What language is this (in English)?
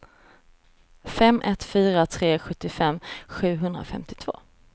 Swedish